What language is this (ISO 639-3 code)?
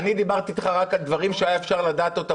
heb